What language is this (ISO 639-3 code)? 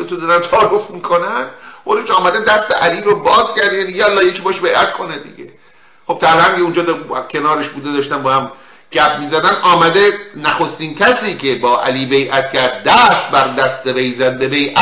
fas